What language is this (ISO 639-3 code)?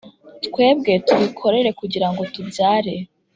kin